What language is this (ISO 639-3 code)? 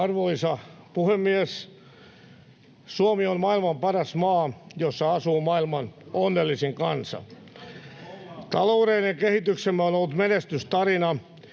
fin